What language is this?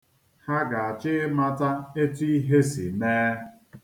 Igbo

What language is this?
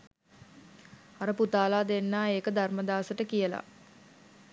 Sinhala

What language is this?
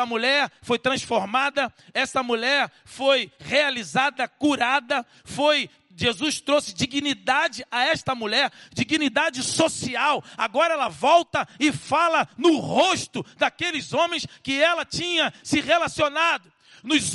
Portuguese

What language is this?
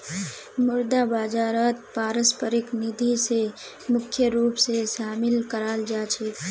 Magahi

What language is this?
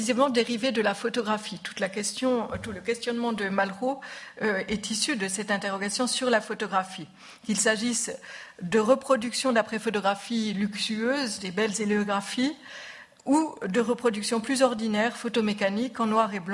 French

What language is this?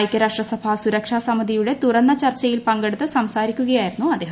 Malayalam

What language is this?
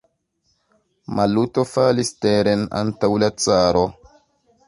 Esperanto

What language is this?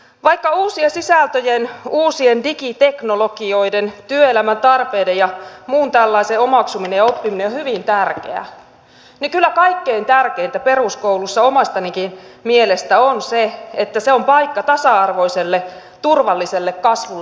Finnish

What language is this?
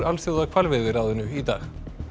Icelandic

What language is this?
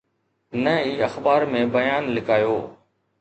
Sindhi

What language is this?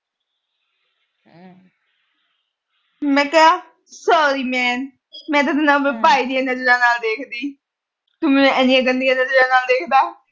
Punjabi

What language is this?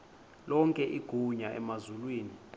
Xhosa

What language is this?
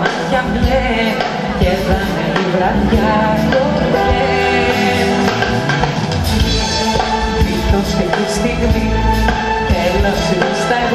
Indonesian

